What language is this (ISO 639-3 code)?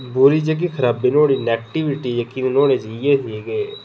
doi